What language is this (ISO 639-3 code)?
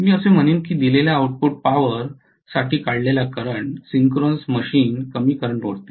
mar